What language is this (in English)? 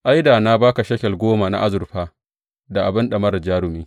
Hausa